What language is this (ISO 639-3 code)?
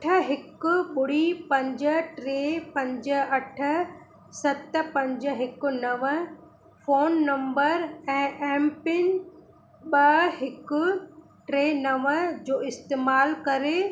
snd